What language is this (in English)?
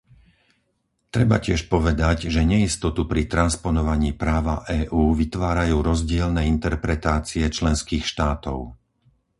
Slovak